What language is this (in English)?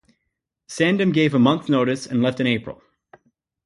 English